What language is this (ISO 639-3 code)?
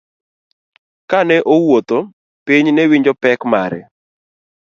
luo